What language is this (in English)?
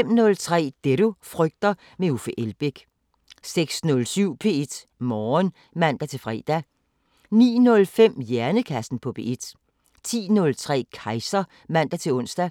Danish